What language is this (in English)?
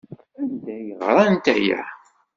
Kabyle